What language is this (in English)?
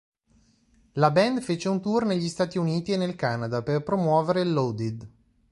Italian